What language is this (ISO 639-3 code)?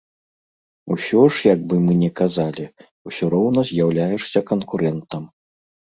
bel